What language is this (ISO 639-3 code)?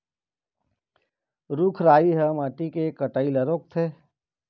hne